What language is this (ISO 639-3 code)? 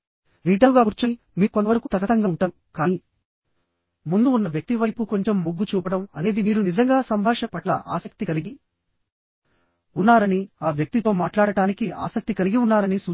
tel